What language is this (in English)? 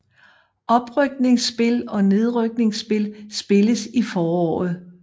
Danish